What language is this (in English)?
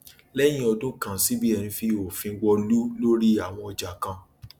Yoruba